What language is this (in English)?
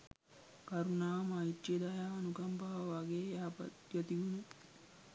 Sinhala